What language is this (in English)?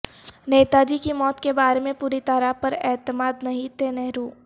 Urdu